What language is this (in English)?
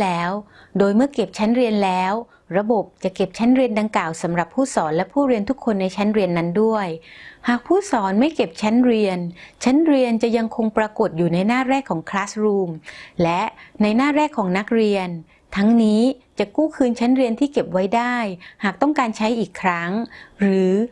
Thai